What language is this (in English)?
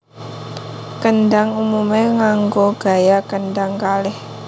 Javanese